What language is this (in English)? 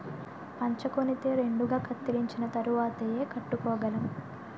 Telugu